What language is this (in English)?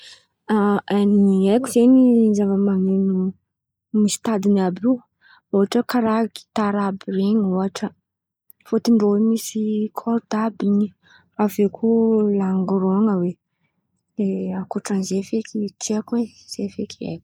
Antankarana Malagasy